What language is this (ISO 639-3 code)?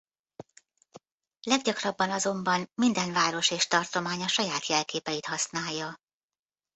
hun